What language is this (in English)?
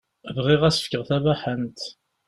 Kabyle